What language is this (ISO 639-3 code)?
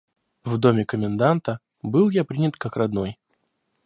rus